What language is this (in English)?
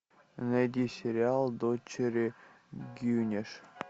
Russian